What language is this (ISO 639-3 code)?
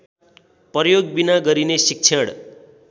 nep